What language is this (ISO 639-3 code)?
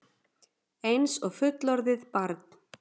isl